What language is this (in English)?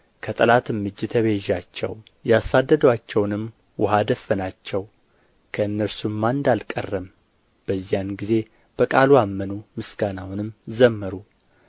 Amharic